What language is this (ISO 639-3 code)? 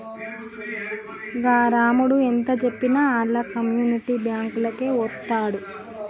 tel